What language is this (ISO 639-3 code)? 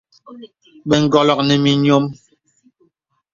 beb